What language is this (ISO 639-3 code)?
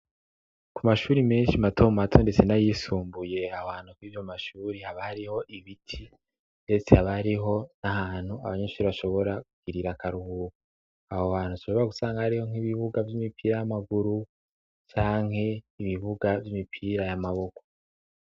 run